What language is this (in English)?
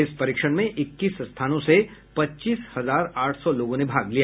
Hindi